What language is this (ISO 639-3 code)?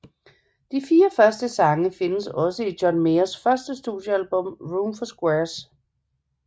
dan